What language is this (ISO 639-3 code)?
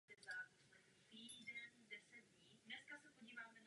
ces